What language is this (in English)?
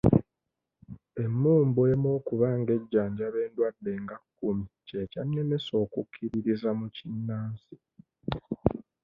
Ganda